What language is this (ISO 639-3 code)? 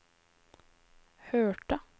nor